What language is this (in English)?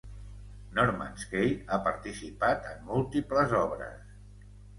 Catalan